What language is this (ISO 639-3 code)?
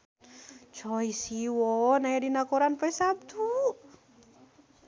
sun